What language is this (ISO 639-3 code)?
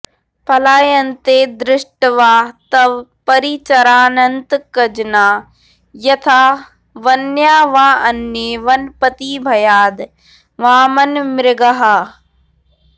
san